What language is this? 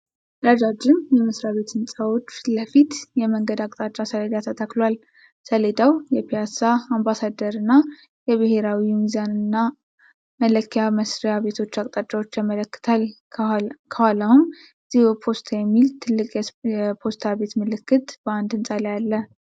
Amharic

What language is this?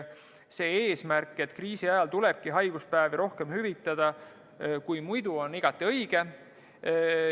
Estonian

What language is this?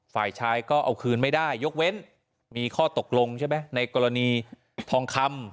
Thai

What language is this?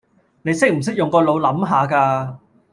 Cantonese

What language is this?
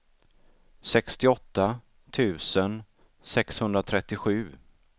Swedish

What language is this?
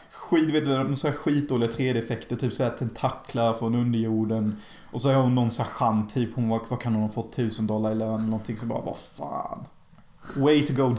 Swedish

